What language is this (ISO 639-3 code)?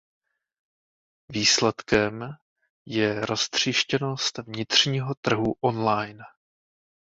ces